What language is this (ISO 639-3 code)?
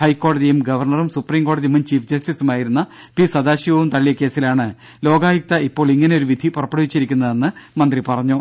mal